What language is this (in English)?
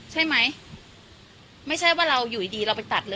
Thai